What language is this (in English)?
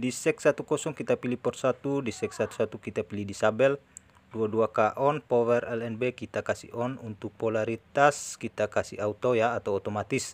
Indonesian